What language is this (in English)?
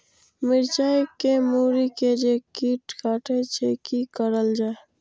Maithili